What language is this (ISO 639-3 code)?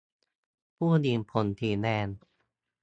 tha